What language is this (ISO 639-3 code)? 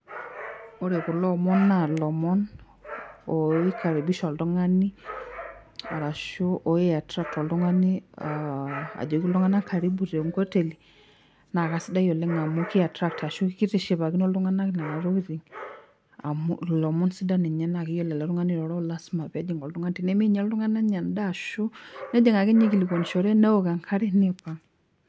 mas